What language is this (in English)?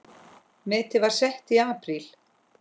Icelandic